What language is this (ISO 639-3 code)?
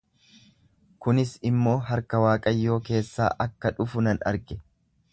orm